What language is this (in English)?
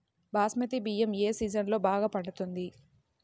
Telugu